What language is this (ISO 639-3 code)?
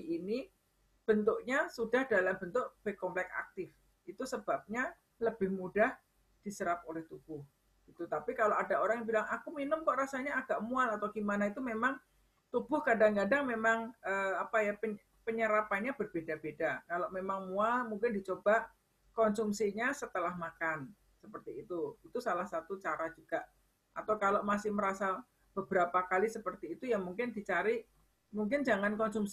ind